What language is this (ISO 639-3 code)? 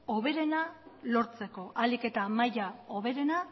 eus